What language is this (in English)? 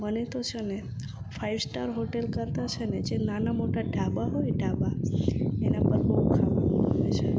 Gujarati